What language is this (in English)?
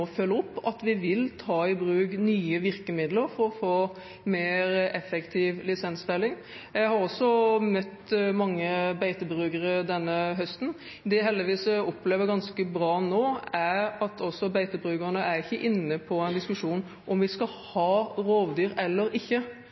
Norwegian Bokmål